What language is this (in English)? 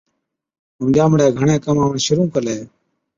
Od